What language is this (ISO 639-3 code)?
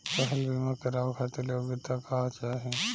bho